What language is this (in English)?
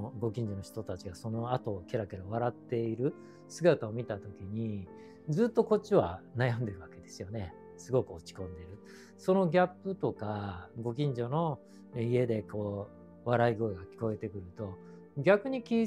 Japanese